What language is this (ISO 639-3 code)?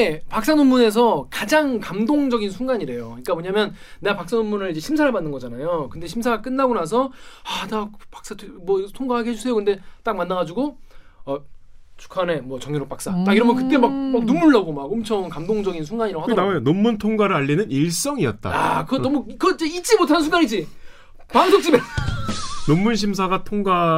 kor